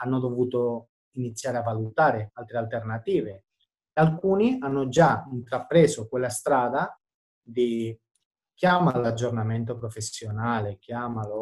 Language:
Italian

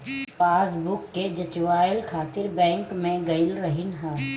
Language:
Bhojpuri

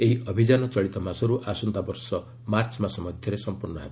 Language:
Odia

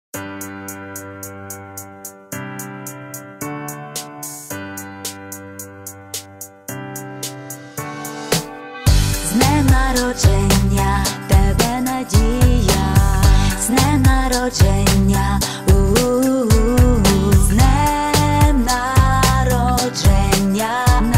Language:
Polish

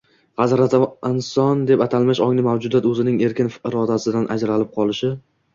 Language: Uzbek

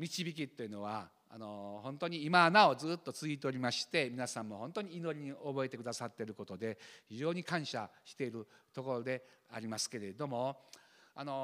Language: Japanese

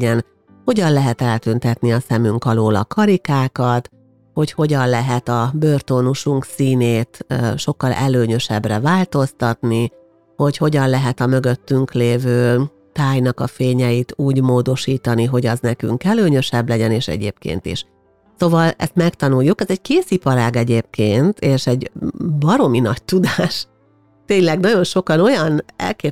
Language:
Hungarian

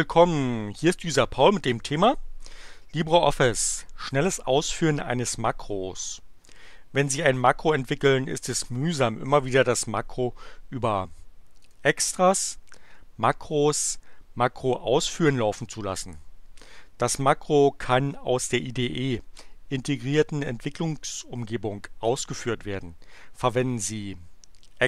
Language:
German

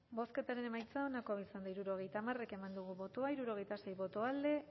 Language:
Basque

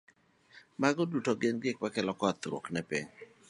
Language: Luo (Kenya and Tanzania)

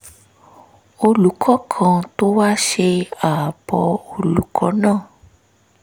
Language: Yoruba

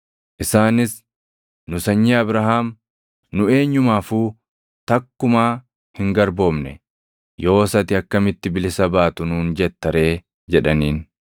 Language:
Oromo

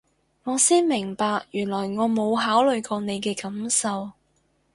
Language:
Cantonese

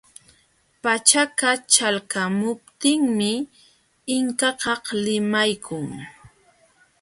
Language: Jauja Wanca Quechua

